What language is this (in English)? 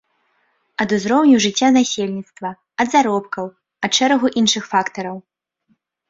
Belarusian